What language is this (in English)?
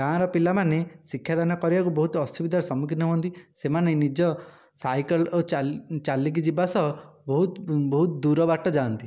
Odia